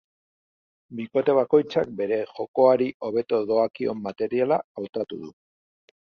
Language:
Basque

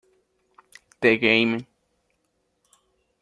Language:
Spanish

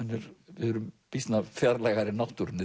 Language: Icelandic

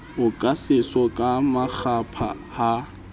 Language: Southern Sotho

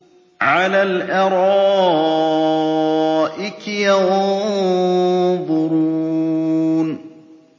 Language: Arabic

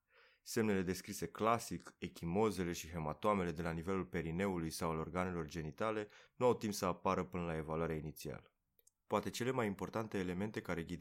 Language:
Romanian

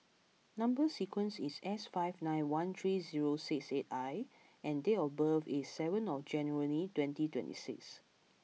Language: English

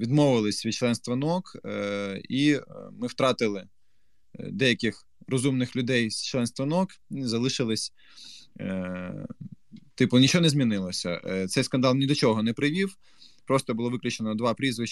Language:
Ukrainian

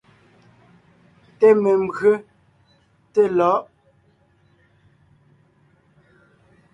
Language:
Ngiemboon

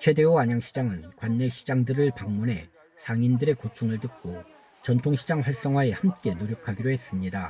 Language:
Korean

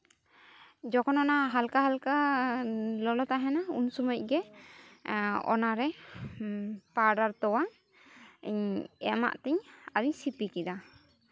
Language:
Santali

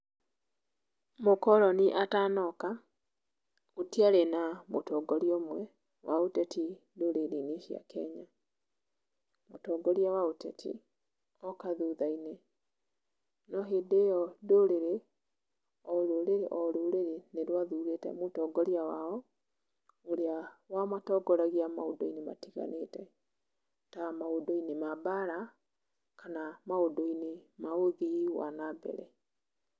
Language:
Kikuyu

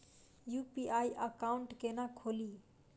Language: Maithili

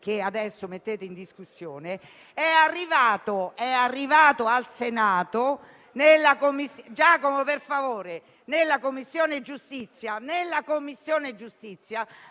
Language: Italian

